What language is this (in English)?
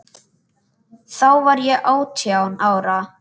Icelandic